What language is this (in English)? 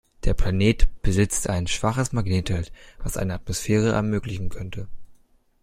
German